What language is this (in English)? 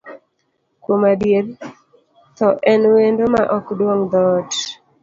Luo (Kenya and Tanzania)